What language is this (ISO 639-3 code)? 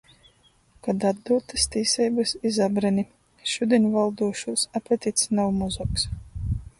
ltg